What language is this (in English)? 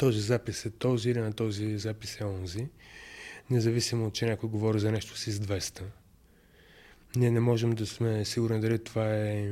Bulgarian